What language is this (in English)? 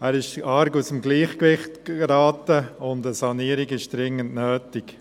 Swiss German